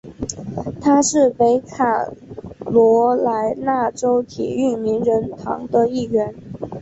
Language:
Chinese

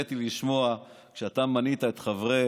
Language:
Hebrew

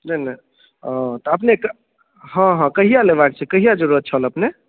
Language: Maithili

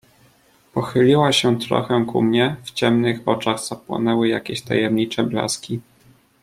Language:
Polish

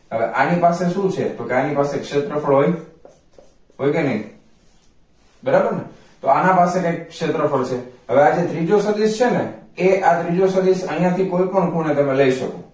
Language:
Gujarati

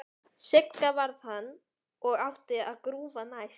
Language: Icelandic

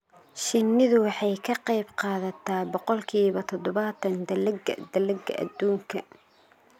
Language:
Somali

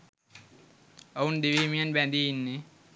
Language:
Sinhala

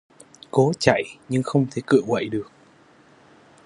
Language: Vietnamese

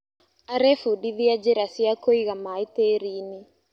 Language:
Kikuyu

